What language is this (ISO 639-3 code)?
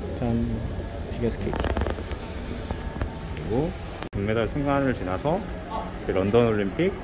kor